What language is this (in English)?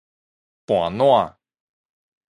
Min Nan Chinese